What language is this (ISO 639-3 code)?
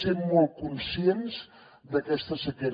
cat